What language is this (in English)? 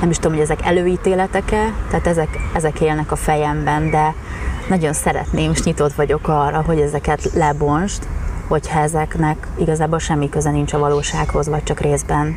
Hungarian